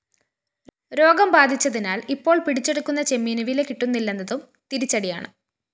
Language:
Malayalam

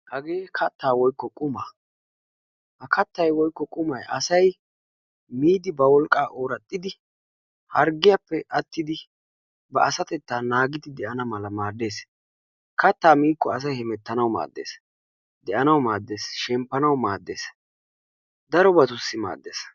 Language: Wolaytta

